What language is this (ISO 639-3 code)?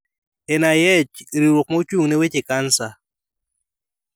luo